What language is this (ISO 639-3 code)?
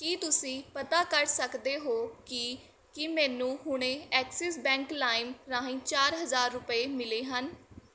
pan